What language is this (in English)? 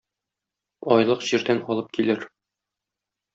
Tatar